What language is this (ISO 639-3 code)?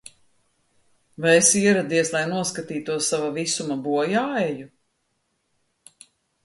lav